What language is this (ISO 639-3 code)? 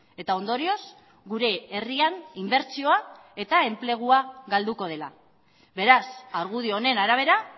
eus